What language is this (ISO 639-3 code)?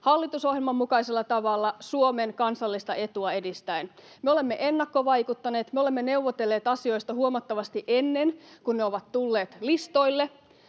fin